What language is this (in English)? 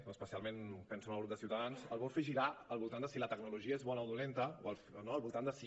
Catalan